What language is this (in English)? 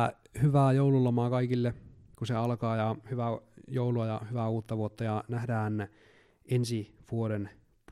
Finnish